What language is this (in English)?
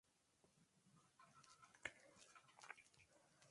Spanish